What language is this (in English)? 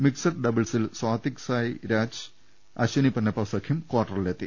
Malayalam